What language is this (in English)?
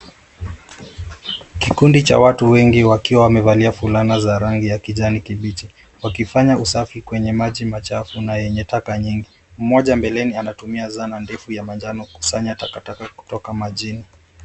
Swahili